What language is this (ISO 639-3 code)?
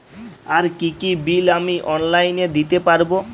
ben